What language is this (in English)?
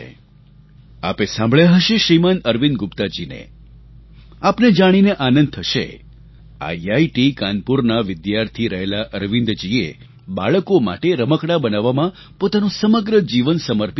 Gujarati